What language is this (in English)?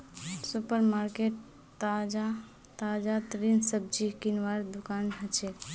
Magahi